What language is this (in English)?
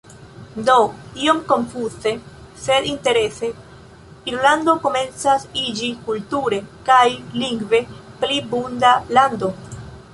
Esperanto